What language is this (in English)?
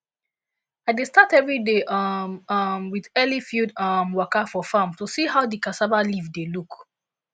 Nigerian Pidgin